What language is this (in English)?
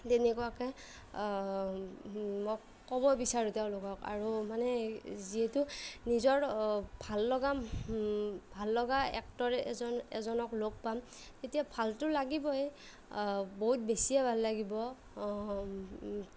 Assamese